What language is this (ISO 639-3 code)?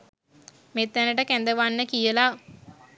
sin